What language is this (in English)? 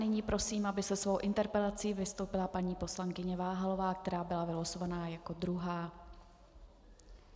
Czech